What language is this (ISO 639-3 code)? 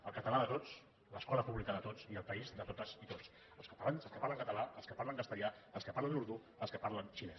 cat